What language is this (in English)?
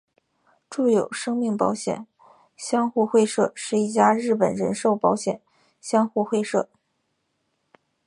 Chinese